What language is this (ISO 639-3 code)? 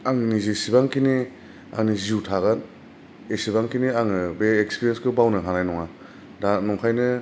brx